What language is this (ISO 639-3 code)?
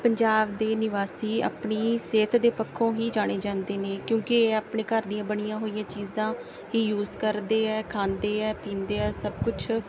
pan